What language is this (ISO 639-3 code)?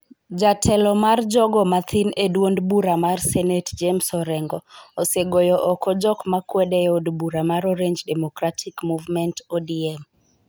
luo